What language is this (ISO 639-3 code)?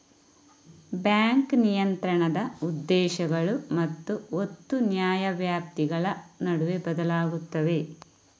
kan